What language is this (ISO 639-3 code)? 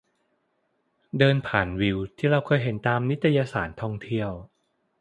tha